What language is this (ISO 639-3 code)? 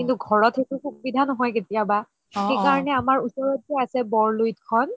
asm